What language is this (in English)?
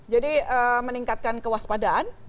Indonesian